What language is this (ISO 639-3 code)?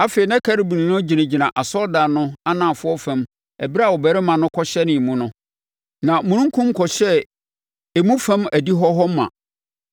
aka